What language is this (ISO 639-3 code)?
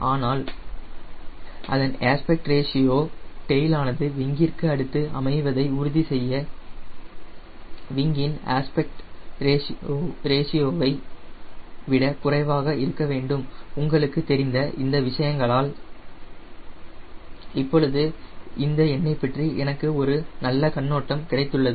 tam